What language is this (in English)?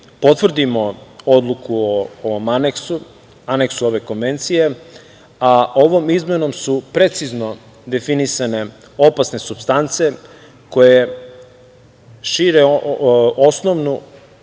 Serbian